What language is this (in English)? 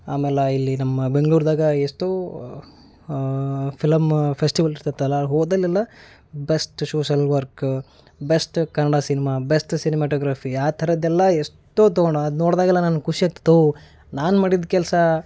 Kannada